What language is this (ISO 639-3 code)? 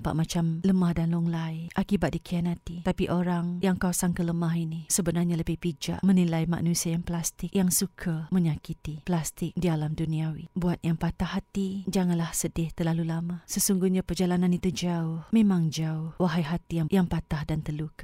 msa